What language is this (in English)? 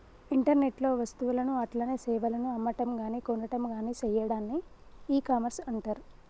Telugu